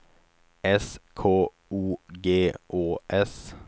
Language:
Swedish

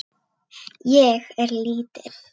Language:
Icelandic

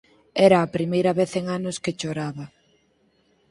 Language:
Galician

